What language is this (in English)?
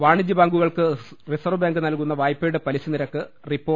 Malayalam